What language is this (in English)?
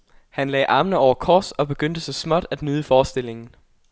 Danish